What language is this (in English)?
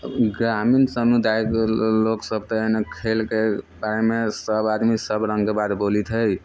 Maithili